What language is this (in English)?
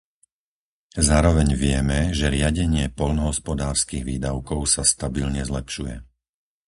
Slovak